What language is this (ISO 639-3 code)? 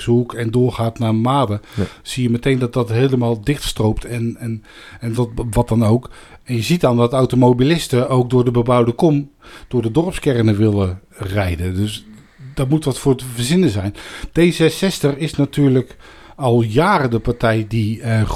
nld